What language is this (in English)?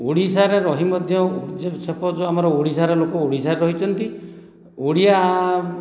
Odia